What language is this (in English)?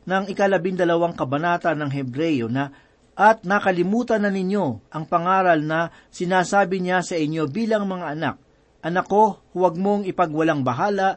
Filipino